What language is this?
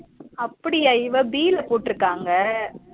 Tamil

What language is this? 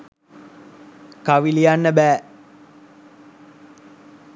Sinhala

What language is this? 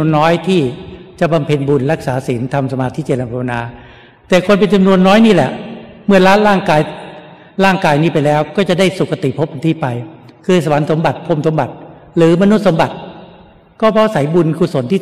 Thai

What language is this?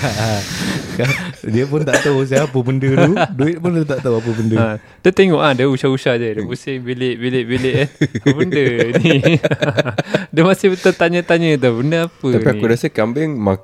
Malay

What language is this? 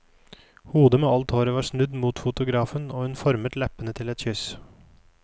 Norwegian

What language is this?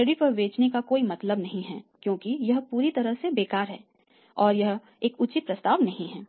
Hindi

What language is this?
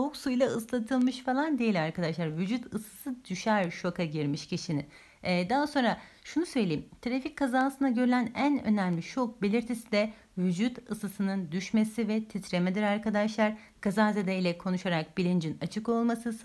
Turkish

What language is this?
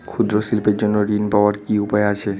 Bangla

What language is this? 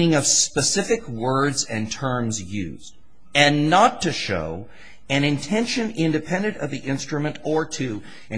English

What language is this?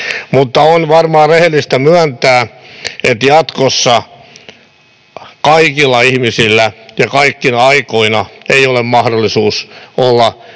Finnish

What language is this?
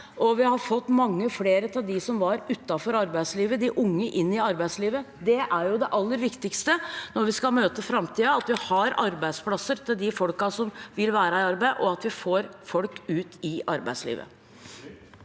Norwegian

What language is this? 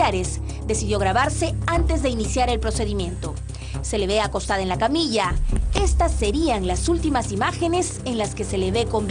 Spanish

